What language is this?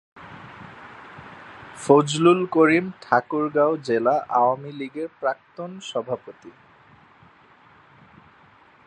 Bangla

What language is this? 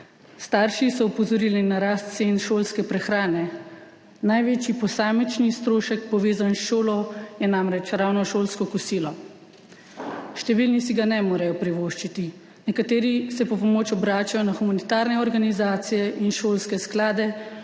Slovenian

